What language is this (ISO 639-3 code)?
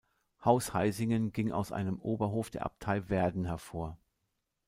deu